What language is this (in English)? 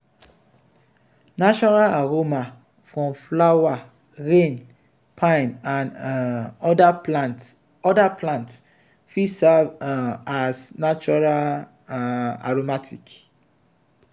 Nigerian Pidgin